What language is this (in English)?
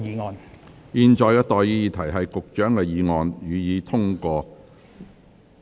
Cantonese